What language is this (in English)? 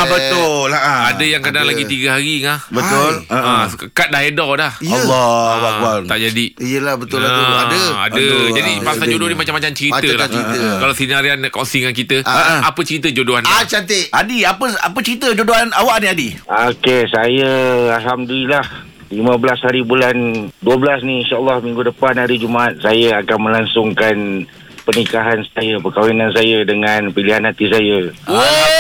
Malay